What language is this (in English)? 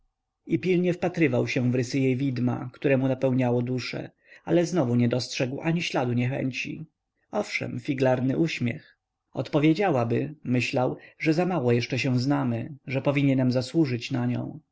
Polish